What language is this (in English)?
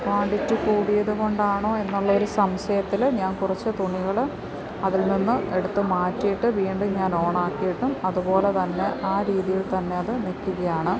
Malayalam